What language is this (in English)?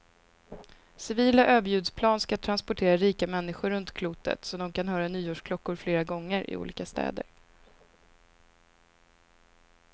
Swedish